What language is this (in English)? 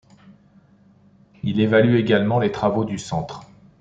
French